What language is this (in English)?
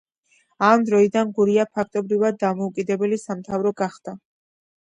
Georgian